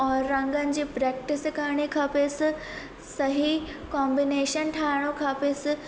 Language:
Sindhi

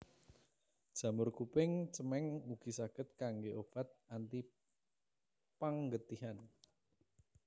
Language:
Javanese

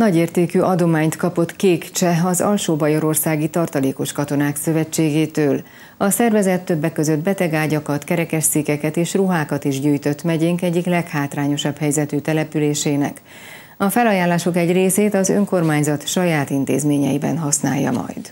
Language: Hungarian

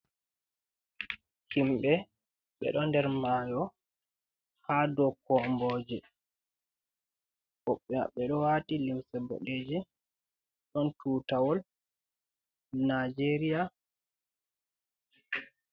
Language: Fula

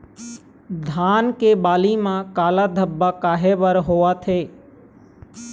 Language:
Chhattisgarhi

